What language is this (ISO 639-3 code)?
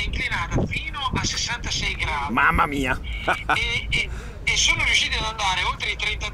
ita